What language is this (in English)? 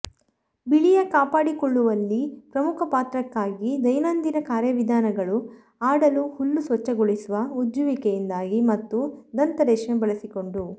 Kannada